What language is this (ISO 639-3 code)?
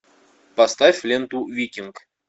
rus